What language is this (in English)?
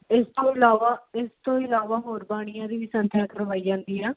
Punjabi